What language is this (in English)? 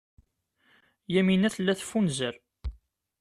Kabyle